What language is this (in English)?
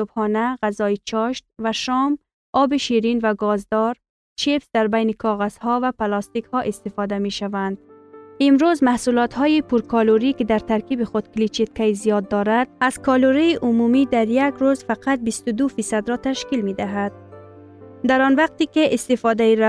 Persian